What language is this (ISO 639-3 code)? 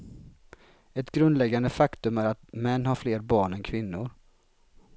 swe